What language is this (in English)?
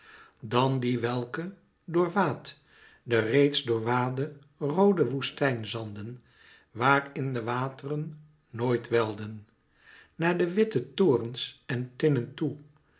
Dutch